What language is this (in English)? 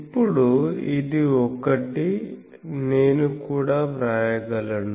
Telugu